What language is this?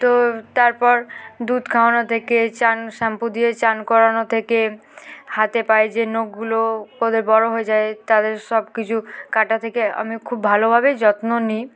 Bangla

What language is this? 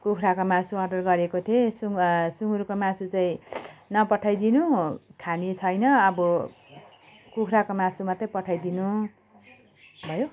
Nepali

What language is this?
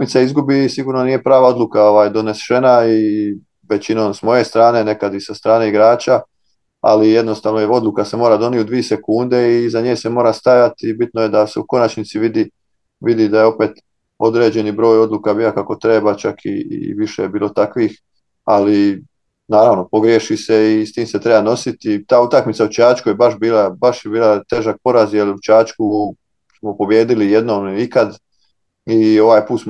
Croatian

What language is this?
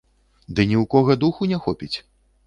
Belarusian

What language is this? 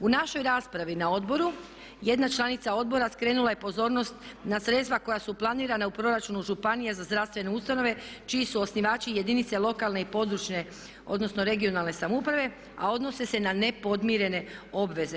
Croatian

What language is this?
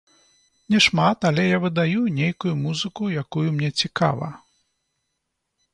Belarusian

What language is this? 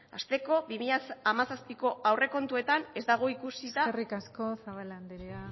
Basque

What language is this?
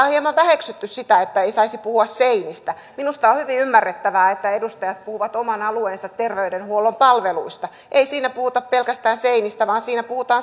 Finnish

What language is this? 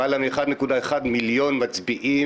Hebrew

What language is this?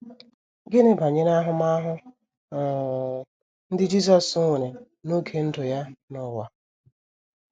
Igbo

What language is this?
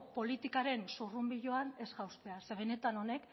Basque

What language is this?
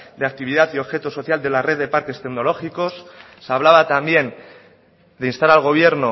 Spanish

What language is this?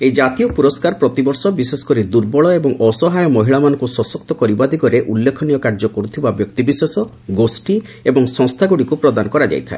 Odia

